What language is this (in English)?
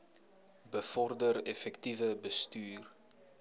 Afrikaans